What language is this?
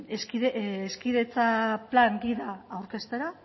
Basque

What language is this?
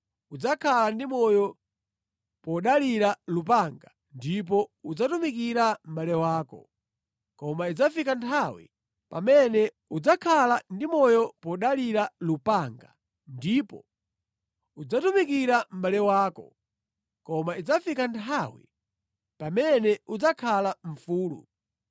Nyanja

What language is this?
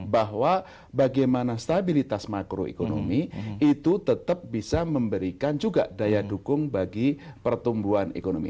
Indonesian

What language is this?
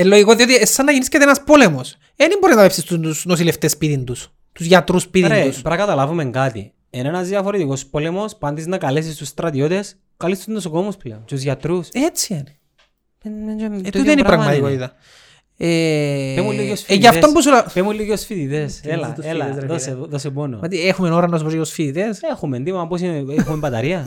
Greek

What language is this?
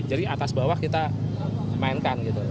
Indonesian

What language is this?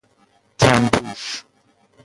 Persian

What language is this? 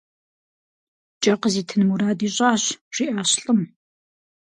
Kabardian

